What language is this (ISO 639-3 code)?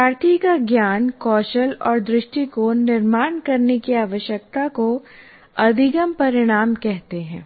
hin